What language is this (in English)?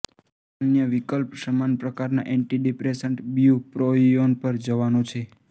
Gujarati